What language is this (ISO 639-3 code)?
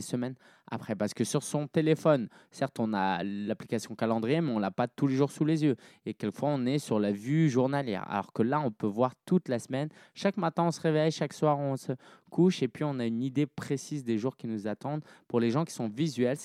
fra